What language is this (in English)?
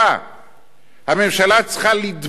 Hebrew